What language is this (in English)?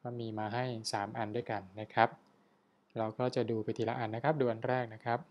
Thai